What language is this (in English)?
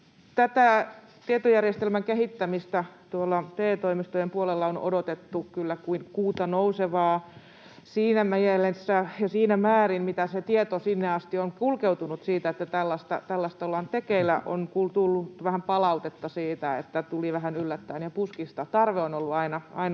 Finnish